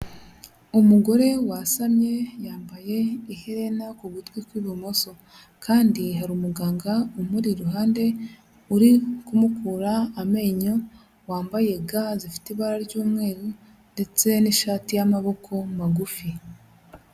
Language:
Kinyarwanda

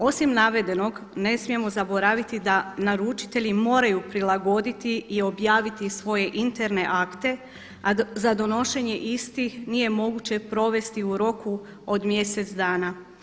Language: Croatian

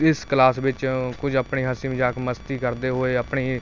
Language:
Punjabi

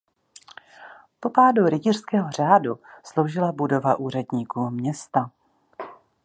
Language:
Czech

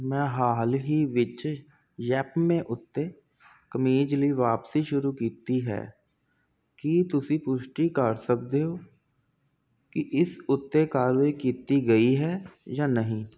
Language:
Punjabi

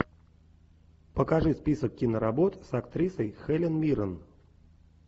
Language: Russian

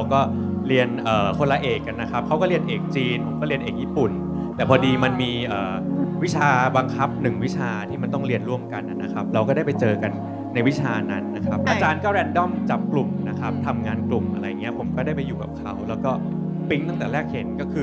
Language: Thai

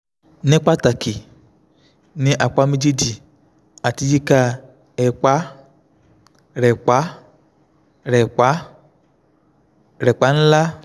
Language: Yoruba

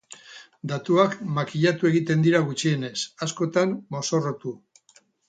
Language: Basque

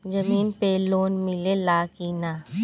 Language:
Bhojpuri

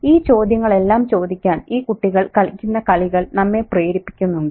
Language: Malayalam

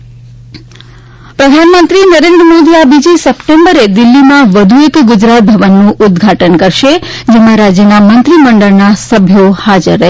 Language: Gujarati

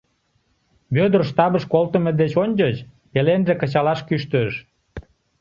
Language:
Mari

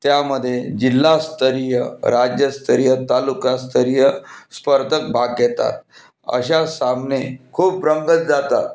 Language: Marathi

